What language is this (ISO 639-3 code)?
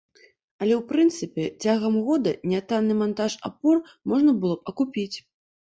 bel